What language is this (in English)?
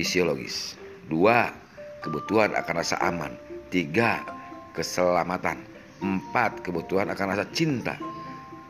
Indonesian